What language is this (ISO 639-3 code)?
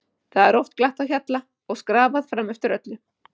isl